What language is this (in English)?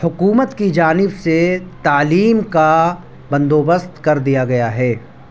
Urdu